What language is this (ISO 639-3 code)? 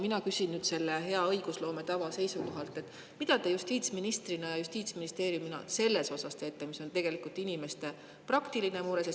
est